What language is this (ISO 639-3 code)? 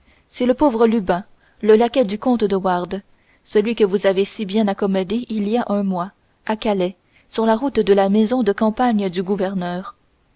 fra